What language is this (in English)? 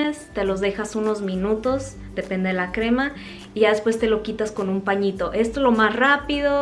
Spanish